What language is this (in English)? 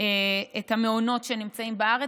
Hebrew